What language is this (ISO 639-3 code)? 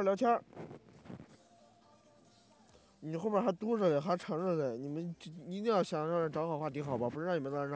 zho